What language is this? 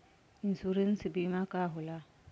Bhojpuri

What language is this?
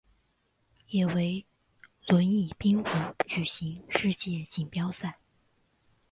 Chinese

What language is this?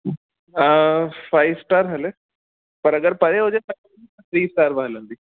Sindhi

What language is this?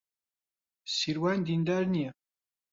Central Kurdish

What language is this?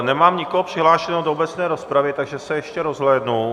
Czech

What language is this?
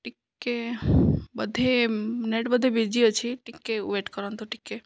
Odia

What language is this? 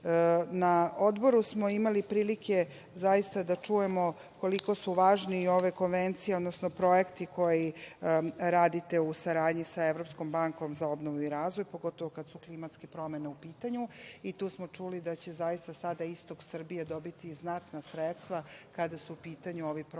Serbian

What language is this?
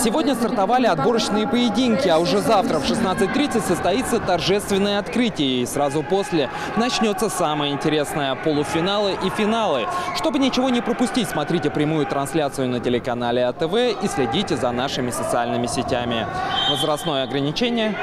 Russian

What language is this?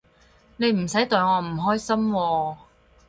Cantonese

